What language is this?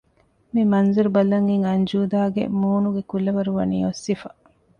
Divehi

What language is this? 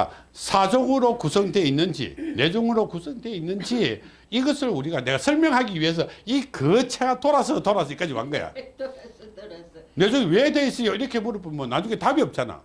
Korean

